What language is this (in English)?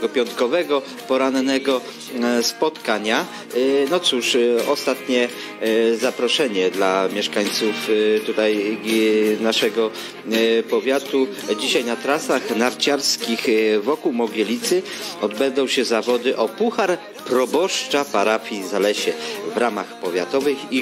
Polish